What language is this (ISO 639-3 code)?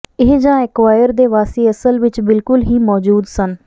pan